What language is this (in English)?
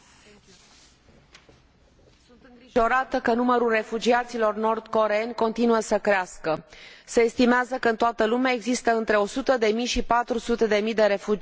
Romanian